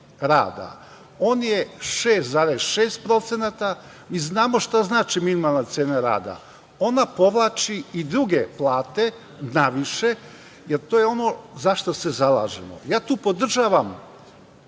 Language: Serbian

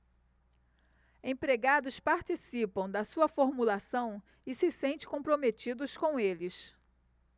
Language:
Portuguese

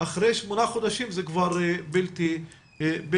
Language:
Hebrew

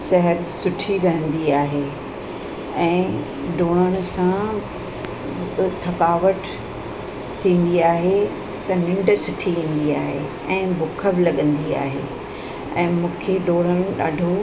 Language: Sindhi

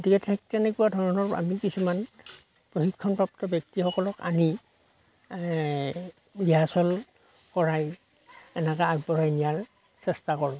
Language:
Assamese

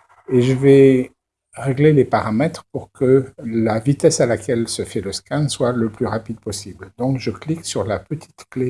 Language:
French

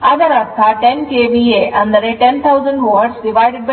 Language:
Kannada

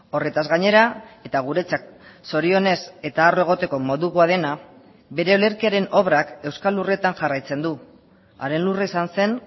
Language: Basque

